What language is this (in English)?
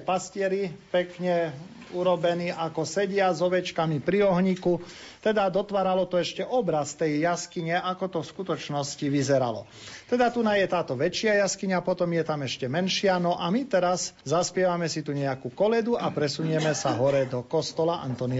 Slovak